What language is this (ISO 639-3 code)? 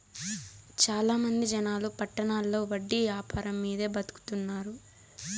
tel